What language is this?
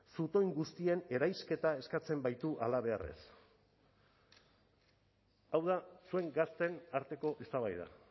Basque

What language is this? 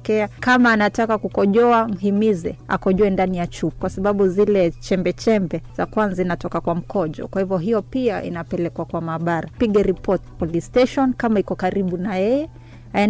Swahili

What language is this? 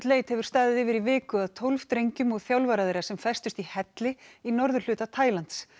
Icelandic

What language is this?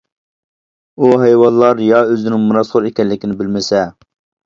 Uyghur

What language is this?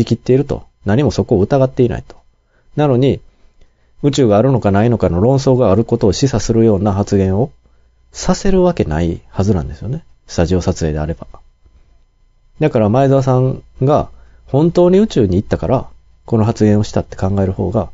Japanese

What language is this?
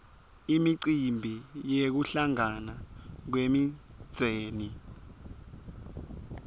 Swati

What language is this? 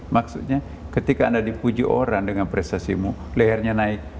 Indonesian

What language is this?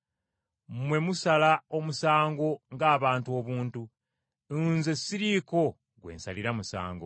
Ganda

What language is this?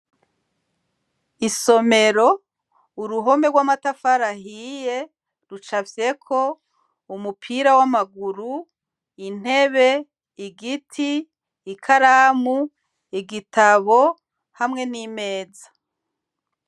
Rundi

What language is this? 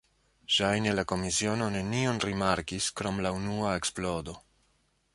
Esperanto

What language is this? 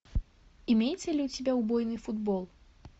Russian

